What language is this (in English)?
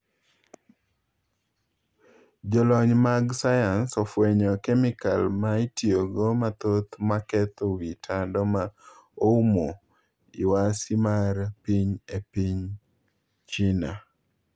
Luo (Kenya and Tanzania)